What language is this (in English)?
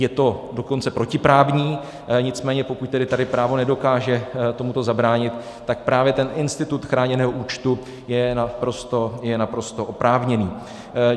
Czech